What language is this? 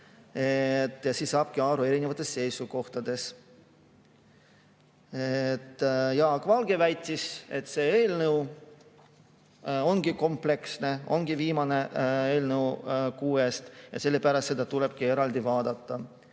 Estonian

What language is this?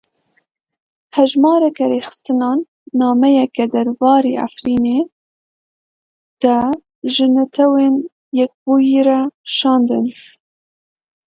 Kurdish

